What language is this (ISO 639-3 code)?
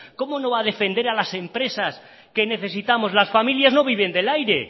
spa